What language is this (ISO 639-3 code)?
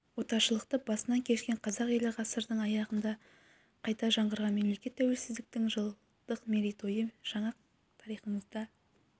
kaz